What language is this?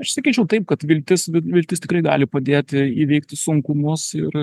Lithuanian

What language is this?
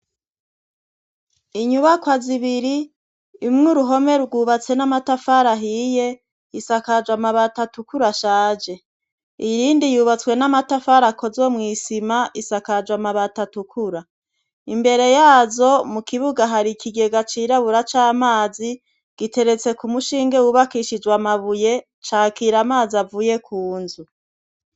Rundi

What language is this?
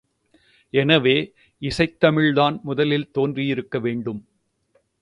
Tamil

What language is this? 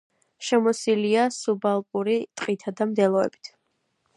Georgian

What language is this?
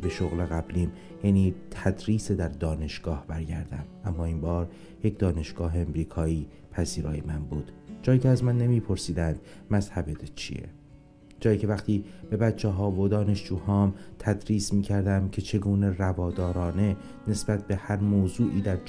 Persian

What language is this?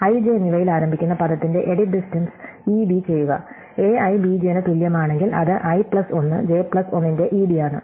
Malayalam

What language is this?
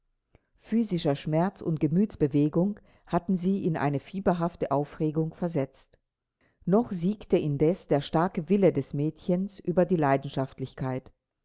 German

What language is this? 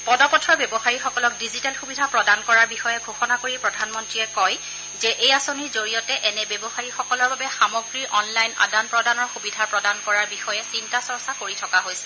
Assamese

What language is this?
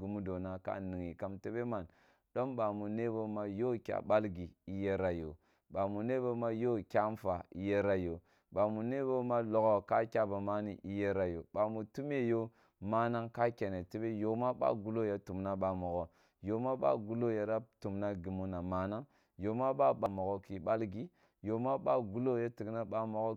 Kulung (Nigeria)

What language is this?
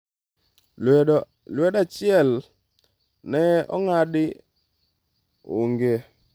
Luo (Kenya and Tanzania)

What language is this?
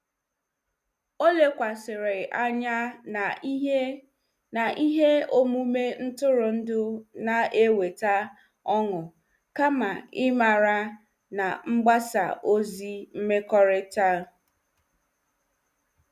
Igbo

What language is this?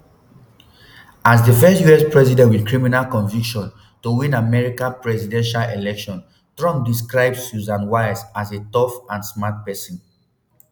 Nigerian Pidgin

